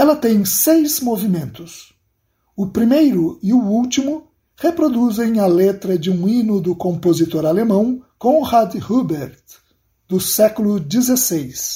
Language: Portuguese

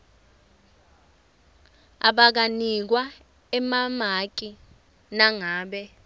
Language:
Swati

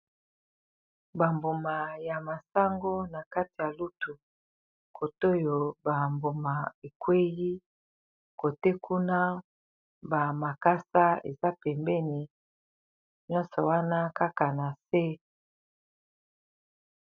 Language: Lingala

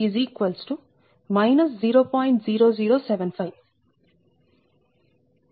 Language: Telugu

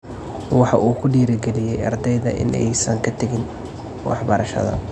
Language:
Somali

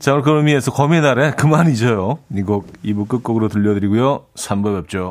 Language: Korean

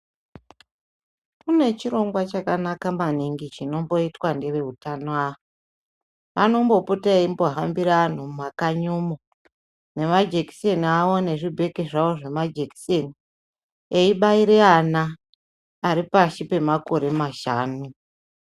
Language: Ndau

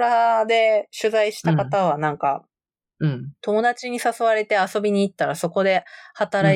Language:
Japanese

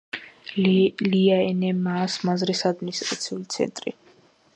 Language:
Georgian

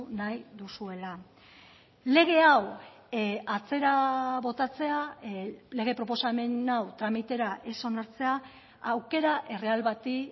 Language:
Basque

